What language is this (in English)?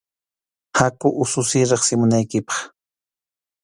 Arequipa-La Unión Quechua